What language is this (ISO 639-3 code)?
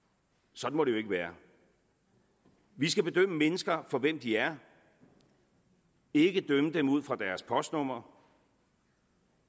dan